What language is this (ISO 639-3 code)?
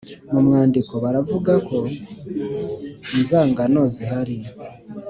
kin